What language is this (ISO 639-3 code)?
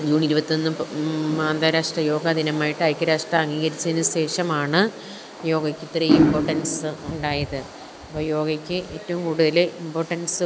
mal